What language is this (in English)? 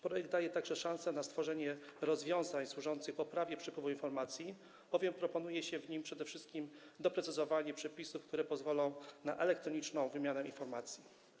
Polish